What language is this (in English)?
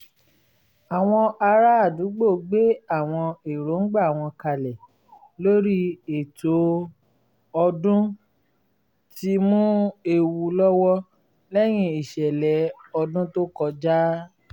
Yoruba